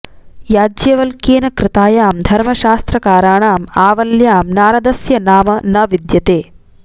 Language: Sanskrit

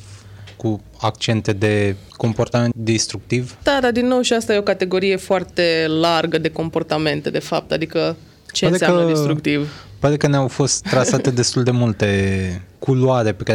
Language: Romanian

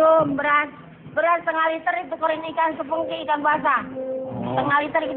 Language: Indonesian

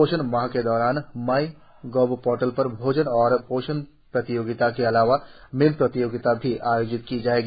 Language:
Hindi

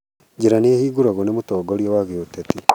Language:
Kikuyu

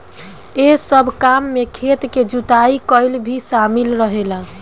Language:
Bhojpuri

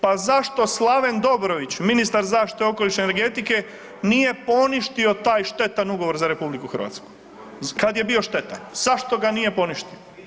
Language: Croatian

